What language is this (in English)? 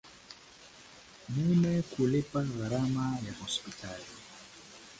Swahili